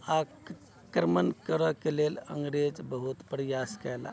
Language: Maithili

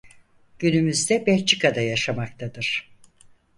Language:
Turkish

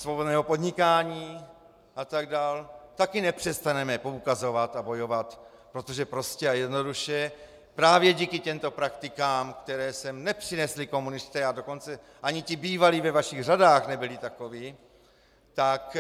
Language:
Czech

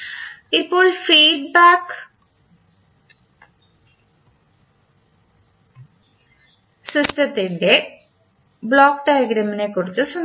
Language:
Malayalam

